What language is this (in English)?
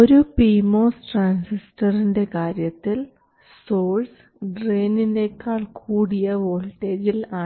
Malayalam